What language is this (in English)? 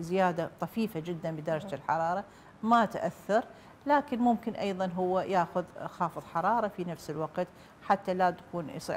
Arabic